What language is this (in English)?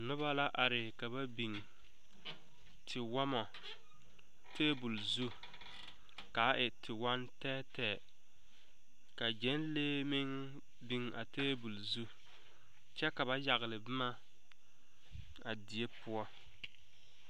Southern Dagaare